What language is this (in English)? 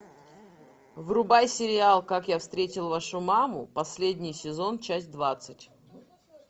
Russian